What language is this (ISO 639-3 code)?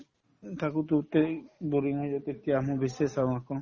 asm